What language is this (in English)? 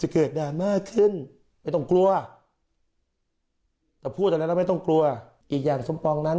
Thai